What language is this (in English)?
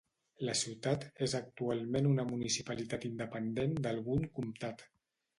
Catalan